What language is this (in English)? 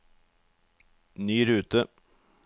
Norwegian